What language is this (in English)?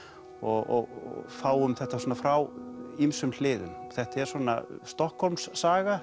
Icelandic